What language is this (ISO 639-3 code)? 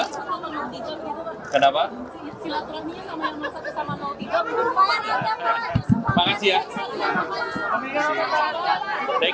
ind